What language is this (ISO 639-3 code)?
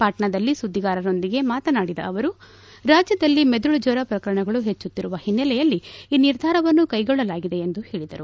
kan